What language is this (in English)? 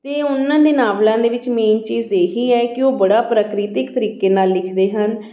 Punjabi